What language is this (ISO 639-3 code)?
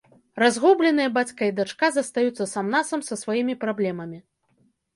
bel